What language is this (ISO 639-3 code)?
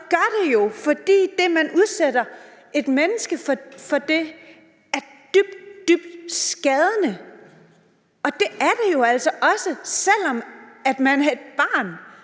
dan